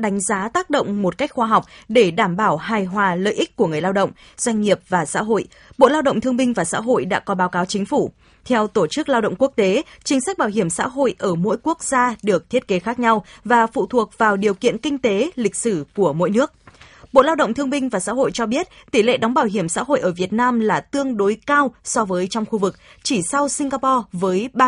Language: Vietnamese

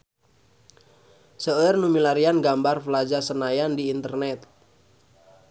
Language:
Sundanese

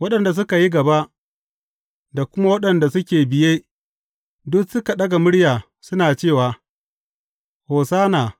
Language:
Hausa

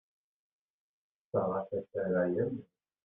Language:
Kabyle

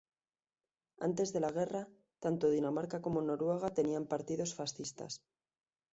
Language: Spanish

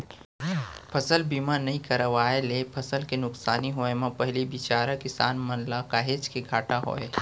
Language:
Chhattisgarhi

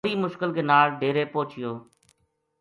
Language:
Gujari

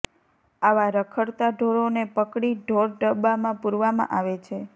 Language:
Gujarati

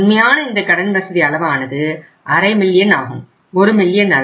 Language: Tamil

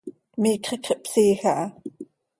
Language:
Seri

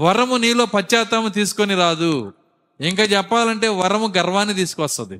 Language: Telugu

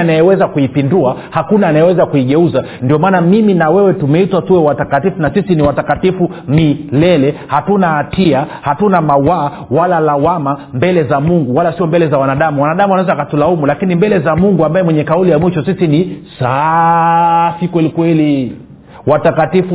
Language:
Swahili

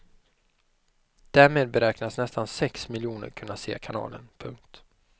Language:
Swedish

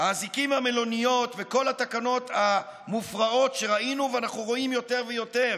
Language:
Hebrew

